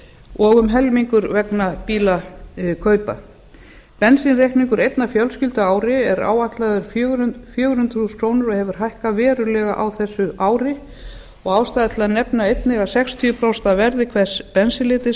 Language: Icelandic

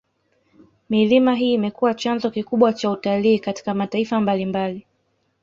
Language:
Swahili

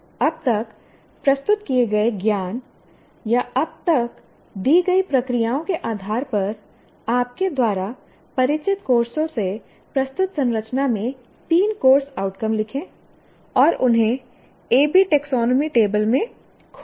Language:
Hindi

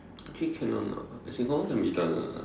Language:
English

